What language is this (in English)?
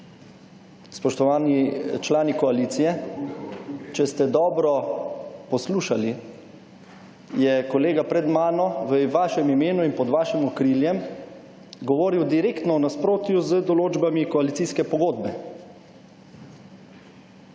Slovenian